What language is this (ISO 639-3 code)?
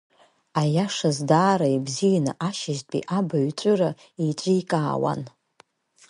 abk